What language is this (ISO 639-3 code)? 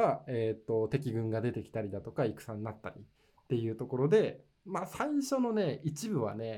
jpn